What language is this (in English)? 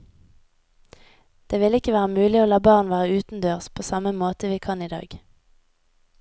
Norwegian